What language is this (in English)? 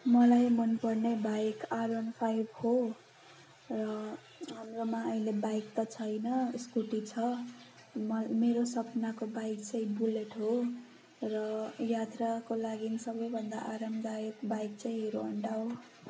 Nepali